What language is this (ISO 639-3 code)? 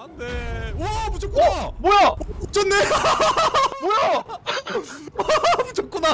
kor